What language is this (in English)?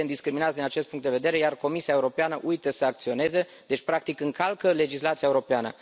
Romanian